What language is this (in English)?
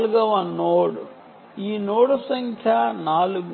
Telugu